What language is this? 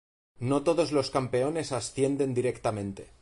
Spanish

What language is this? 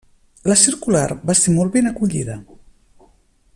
Catalan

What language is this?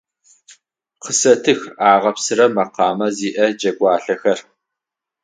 Adyghe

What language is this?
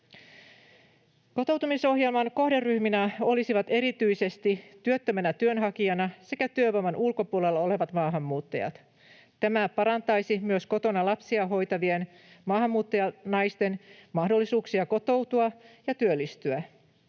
Finnish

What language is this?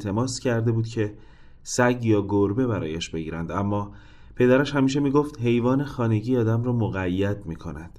Persian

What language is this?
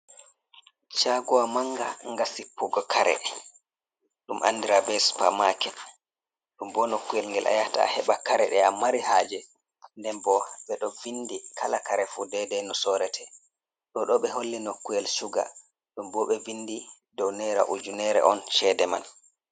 Fula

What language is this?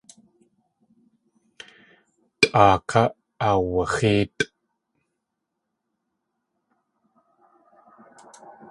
Tlingit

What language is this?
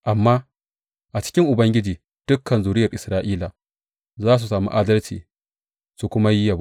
Hausa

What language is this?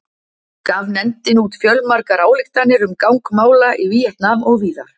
Icelandic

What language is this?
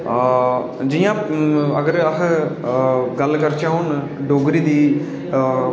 Dogri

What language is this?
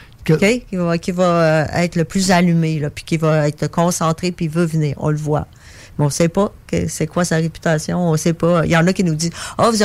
French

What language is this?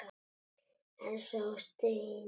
Icelandic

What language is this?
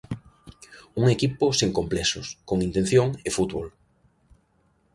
Galician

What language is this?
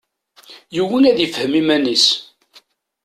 Kabyle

